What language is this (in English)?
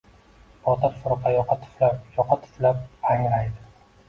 Uzbek